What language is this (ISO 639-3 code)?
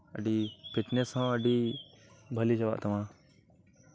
sat